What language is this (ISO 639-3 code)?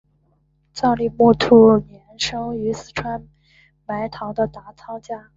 zho